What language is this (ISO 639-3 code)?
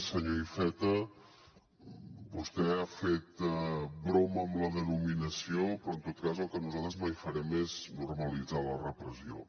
cat